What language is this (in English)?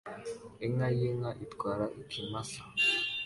Kinyarwanda